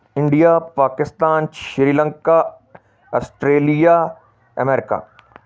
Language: Punjabi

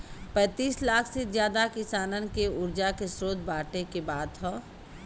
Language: Bhojpuri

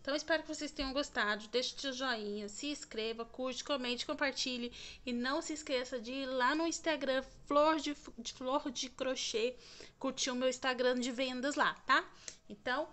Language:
Portuguese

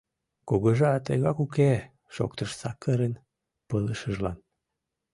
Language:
Mari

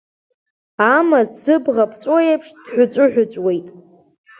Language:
Abkhazian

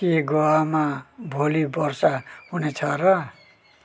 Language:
Nepali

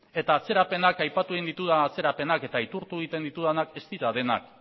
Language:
Basque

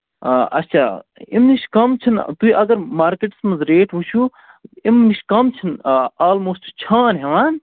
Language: Kashmiri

